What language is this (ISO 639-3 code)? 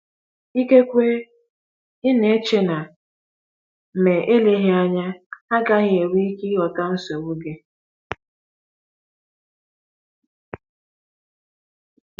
ibo